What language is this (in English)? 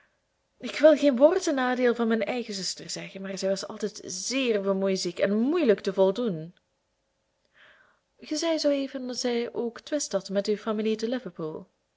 Dutch